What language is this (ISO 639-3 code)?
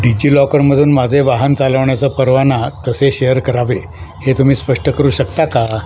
mar